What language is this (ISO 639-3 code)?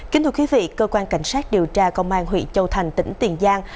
vie